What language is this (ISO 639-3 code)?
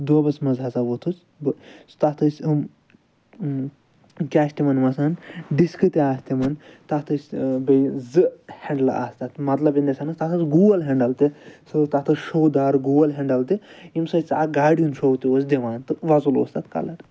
kas